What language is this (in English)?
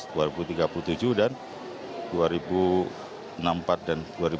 Indonesian